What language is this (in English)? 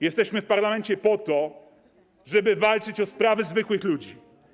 Polish